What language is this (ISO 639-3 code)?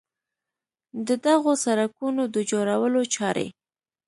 pus